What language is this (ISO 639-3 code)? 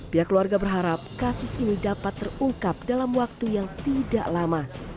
ind